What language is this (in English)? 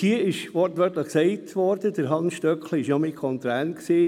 Swiss German